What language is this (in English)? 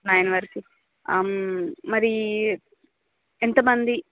Telugu